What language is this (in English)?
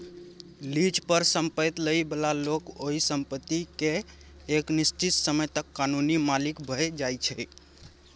Maithili